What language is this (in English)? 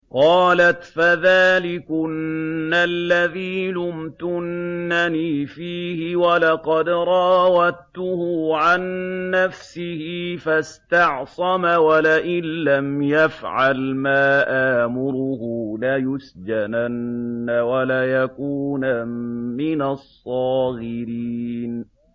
Arabic